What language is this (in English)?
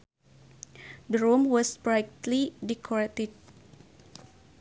Sundanese